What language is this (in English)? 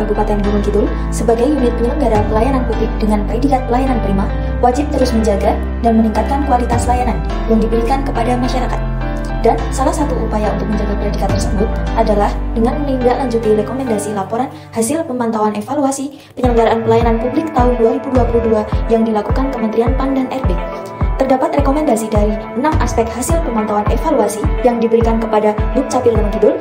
Indonesian